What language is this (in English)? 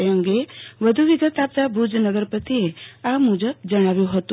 Gujarati